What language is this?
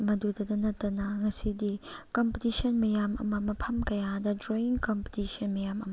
Manipuri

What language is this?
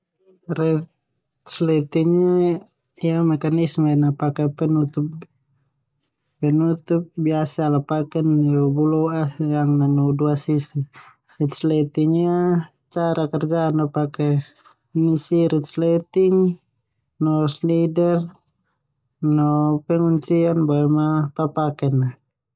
Termanu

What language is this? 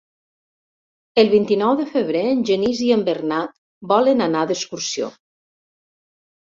Catalan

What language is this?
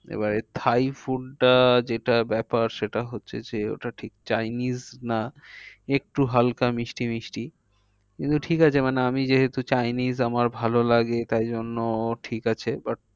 Bangla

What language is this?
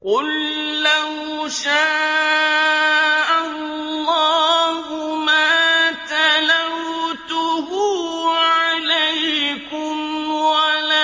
Arabic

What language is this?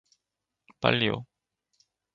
Korean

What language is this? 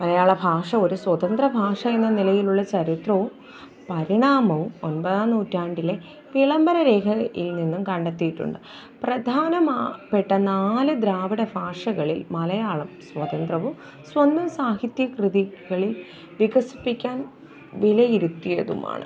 Malayalam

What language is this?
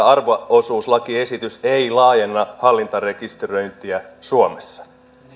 Finnish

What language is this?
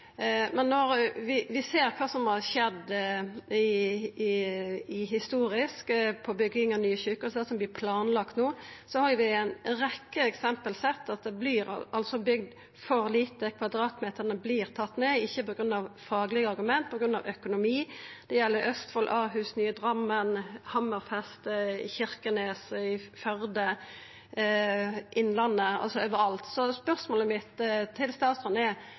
Norwegian Nynorsk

